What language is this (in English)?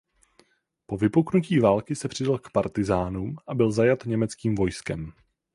Czech